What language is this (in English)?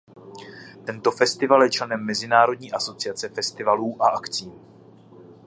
Czech